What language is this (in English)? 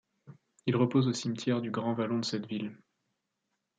French